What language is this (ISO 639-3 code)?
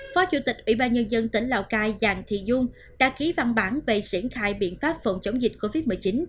vie